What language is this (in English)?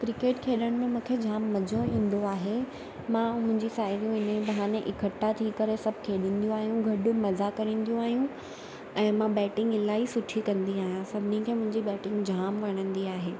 Sindhi